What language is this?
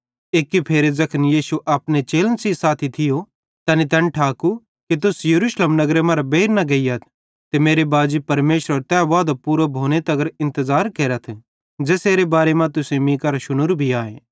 Bhadrawahi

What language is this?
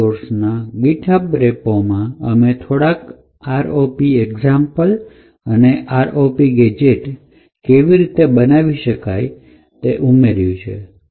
Gujarati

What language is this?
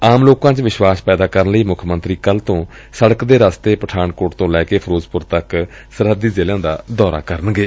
Punjabi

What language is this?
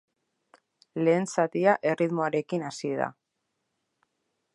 Basque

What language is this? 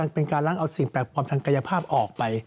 Thai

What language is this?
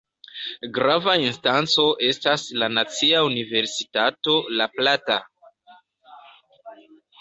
Esperanto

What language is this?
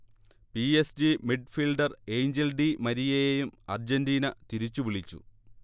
Malayalam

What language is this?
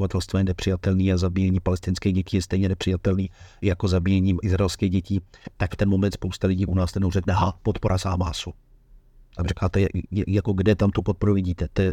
Czech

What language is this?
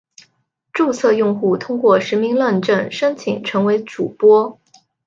Chinese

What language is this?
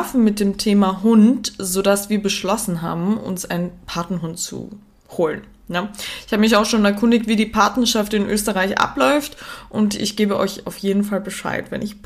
German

